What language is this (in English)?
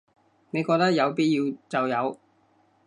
Cantonese